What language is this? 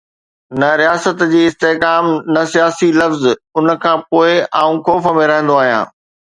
Sindhi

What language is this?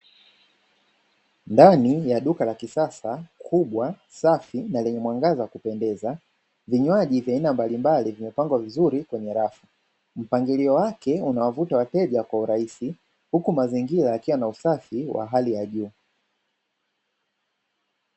Swahili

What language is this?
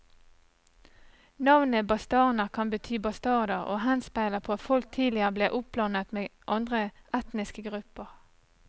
Norwegian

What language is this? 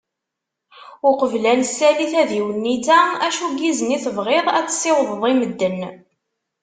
Kabyle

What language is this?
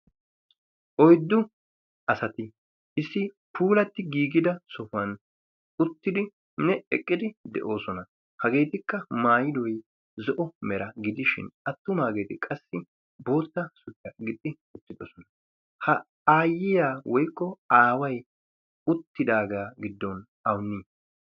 Wolaytta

